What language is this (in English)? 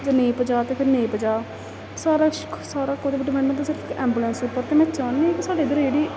Dogri